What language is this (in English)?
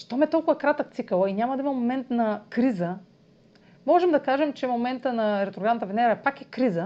Bulgarian